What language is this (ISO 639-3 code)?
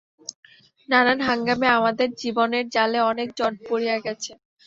ben